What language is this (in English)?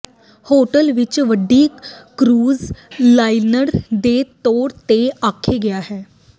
Punjabi